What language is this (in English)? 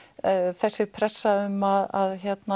Icelandic